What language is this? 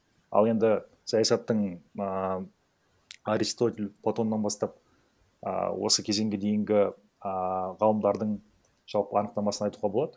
Kazakh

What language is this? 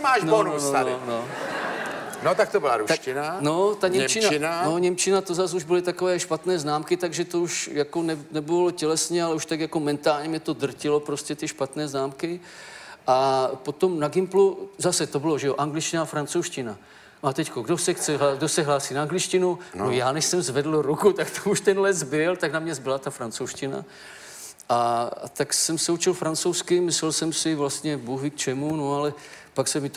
Czech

